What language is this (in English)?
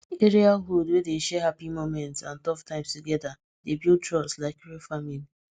Nigerian Pidgin